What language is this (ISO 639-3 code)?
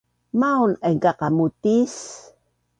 bnn